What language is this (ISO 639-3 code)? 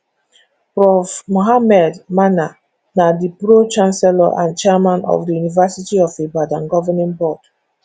pcm